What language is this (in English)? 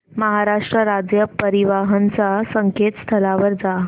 Marathi